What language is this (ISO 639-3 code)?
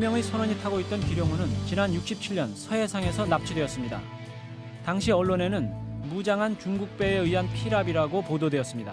kor